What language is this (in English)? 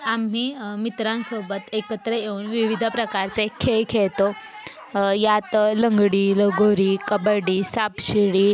Marathi